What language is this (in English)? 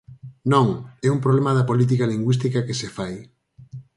Galician